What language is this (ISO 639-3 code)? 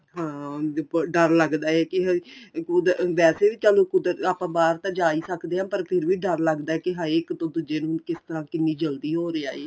pan